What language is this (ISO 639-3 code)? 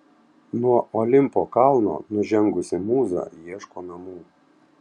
lit